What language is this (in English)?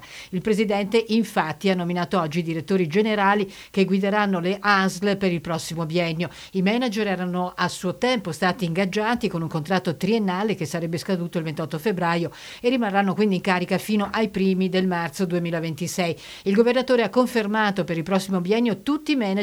Italian